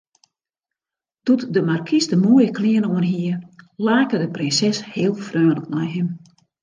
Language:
Western Frisian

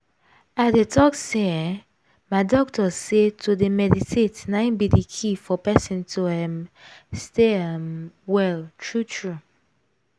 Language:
Nigerian Pidgin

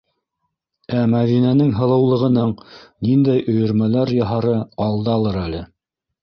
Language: Bashkir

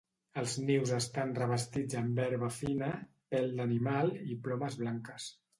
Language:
Catalan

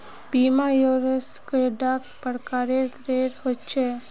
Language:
Magahi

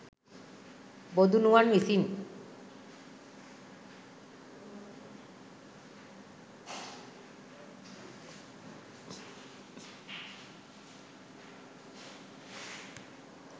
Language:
Sinhala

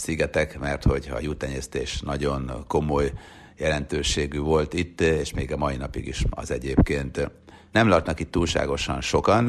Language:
Hungarian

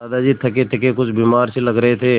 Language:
Hindi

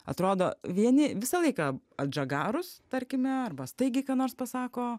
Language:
Lithuanian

